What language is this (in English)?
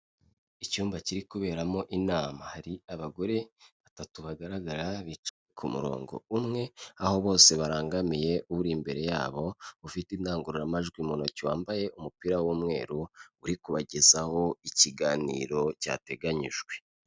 Kinyarwanda